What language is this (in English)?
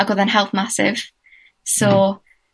Welsh